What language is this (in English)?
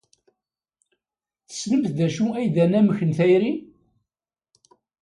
Kabyle